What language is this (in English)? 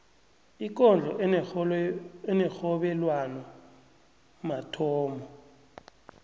South Ndebele